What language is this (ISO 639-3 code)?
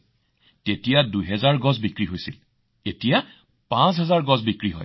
asm